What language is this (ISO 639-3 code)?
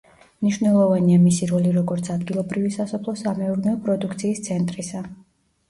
kat